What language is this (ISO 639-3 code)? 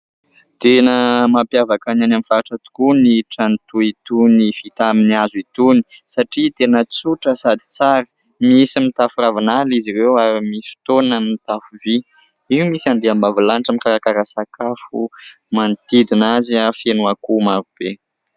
mlg